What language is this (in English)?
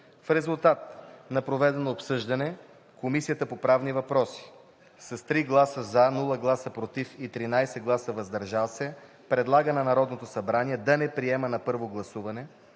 Bulgarian